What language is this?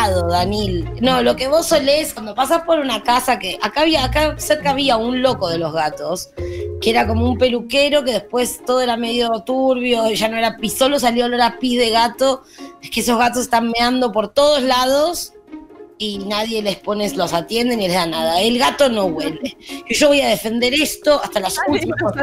Spanish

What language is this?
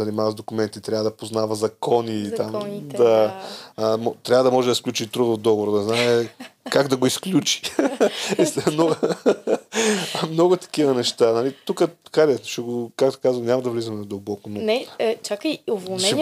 Bulgarian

